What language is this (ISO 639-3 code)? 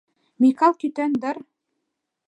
chm